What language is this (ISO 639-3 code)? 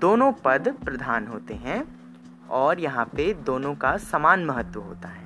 hin